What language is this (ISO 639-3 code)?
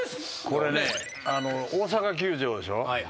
jpn